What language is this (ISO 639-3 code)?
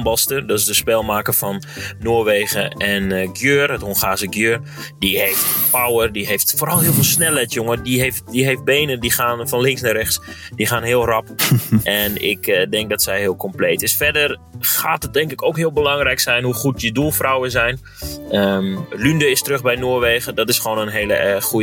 nld